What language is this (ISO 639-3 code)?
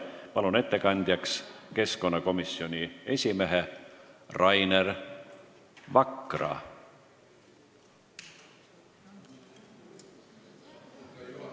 est